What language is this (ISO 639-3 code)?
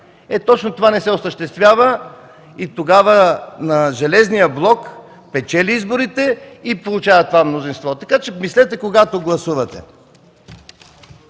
bul